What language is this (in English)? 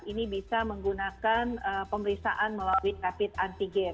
Indonesian